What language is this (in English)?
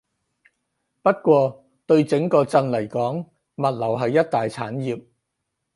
Cantonese